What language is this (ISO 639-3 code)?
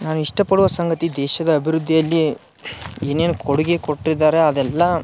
kan